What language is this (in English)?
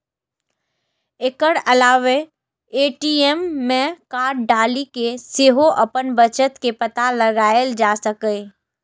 Maithili